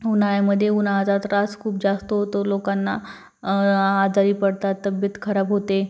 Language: Marathi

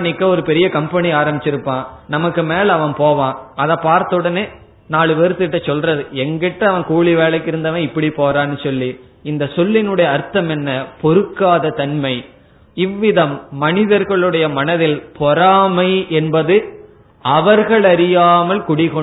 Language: Tamil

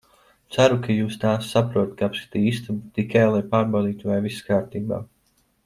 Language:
Latvian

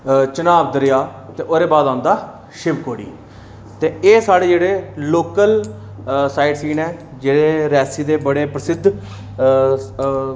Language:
Dogri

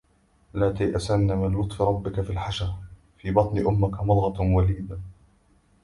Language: Arabic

